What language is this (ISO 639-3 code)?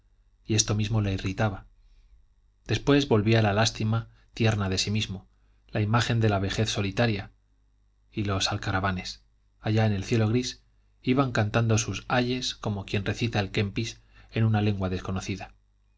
spa